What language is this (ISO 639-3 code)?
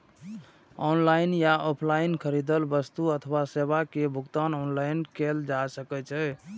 mai